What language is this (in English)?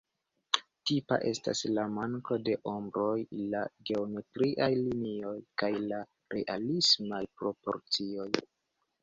Esperanto